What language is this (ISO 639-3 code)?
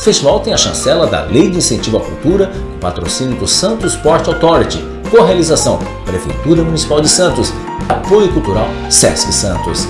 por